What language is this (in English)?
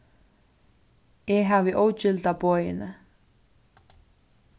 Faroese